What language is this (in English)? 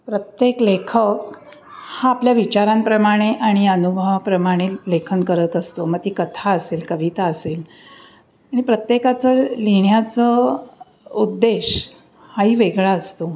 Marathi